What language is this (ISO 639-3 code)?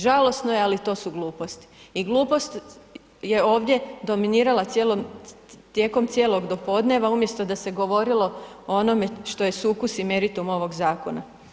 hrv